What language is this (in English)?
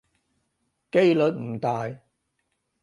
Cantonese